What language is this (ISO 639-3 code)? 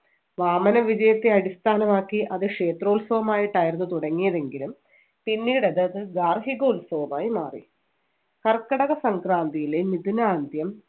mal